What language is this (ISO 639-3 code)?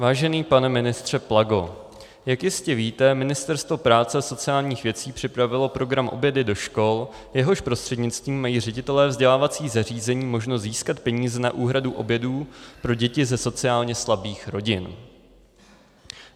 ces